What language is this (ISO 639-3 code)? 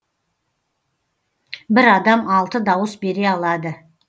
kaz